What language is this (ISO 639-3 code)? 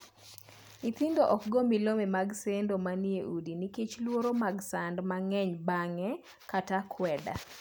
luo